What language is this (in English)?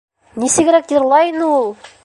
Bashkir